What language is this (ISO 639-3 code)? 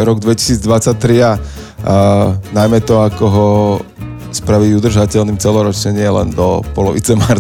slk